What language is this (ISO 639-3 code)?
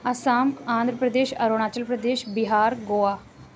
urd